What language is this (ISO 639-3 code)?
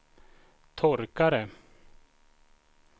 swe